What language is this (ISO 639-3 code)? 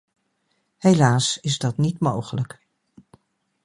nld